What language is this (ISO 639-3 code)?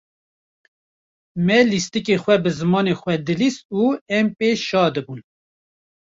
kur